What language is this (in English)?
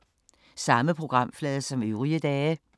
Danish